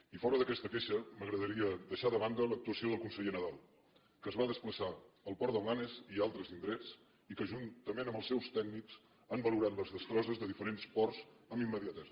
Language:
Catalan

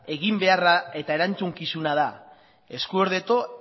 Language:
Basque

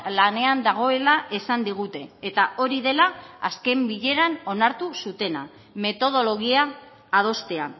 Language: Basque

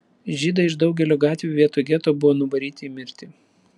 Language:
Lithuanian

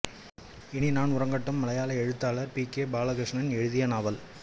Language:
Tamil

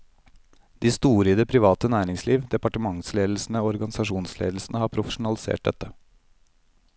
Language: Norwegian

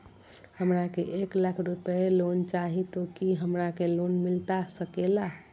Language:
Magahi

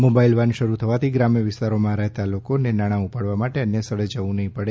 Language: Gujarati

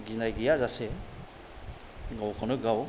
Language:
Bodo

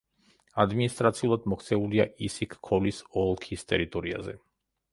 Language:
Georgian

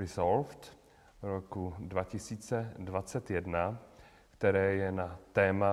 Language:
Czech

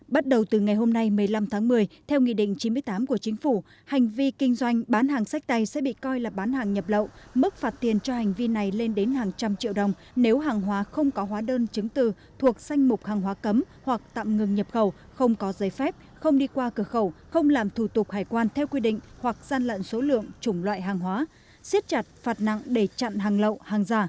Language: Vietnamese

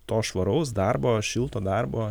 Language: Lithuanian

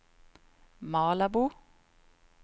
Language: Swedish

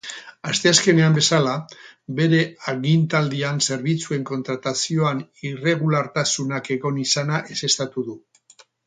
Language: Basque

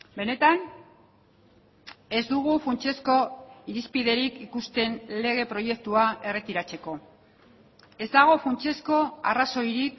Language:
Basque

